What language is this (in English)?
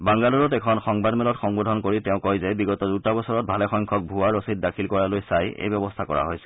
Assamese